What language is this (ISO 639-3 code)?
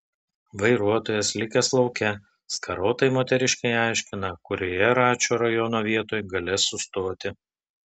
lit